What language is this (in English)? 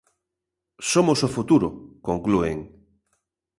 Galician